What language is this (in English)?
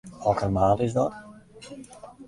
Western Frisian